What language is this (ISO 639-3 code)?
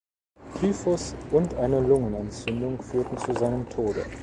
deu